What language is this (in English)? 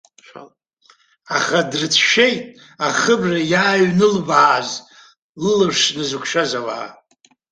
Abkhazian